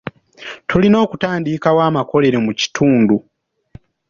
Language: Ganda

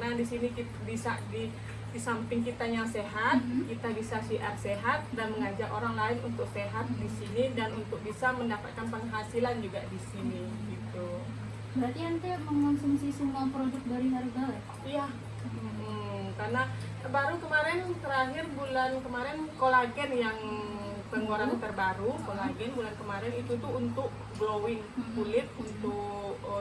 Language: Indonesian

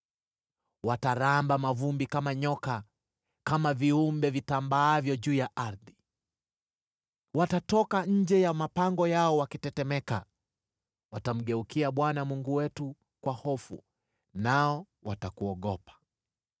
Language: Swahili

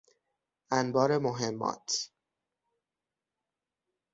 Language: Persian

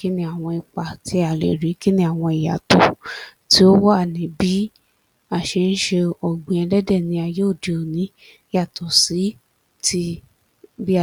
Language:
Yoruba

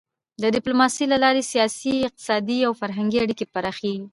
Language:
Pashto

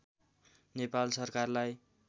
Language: Nepali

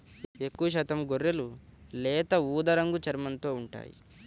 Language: Telugu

